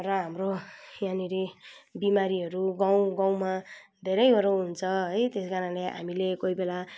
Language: Nepali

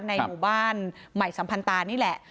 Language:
Thai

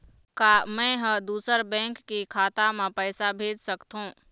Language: Chhattisgarhi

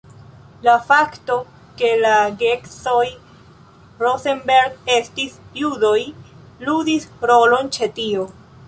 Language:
Esperanto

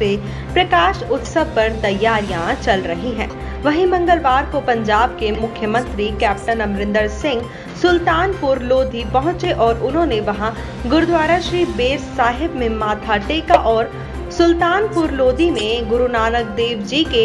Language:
Hindi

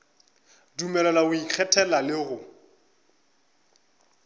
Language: Northern Sotho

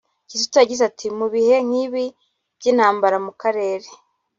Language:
Kinyarwanda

